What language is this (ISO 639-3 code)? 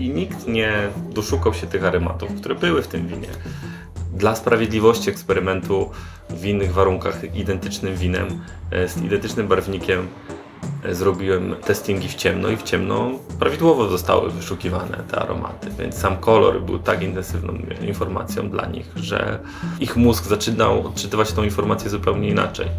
pol